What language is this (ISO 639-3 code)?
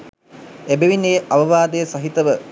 sin